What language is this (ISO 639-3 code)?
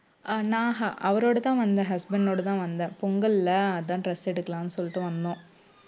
tam